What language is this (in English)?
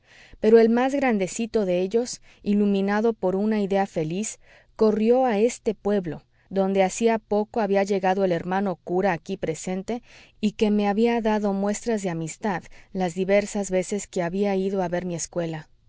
Spanish